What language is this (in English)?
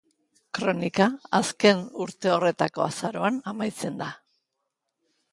Basque